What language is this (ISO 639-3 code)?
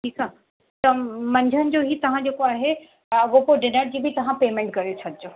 snd